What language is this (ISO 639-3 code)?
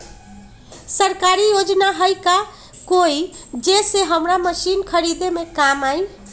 mag